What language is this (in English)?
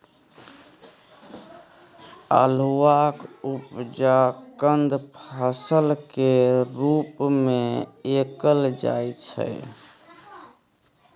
Maithili